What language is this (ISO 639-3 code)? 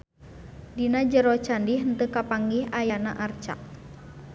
sun